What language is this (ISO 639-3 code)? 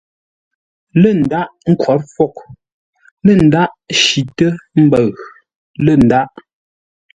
nla